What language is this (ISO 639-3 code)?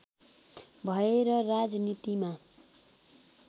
nep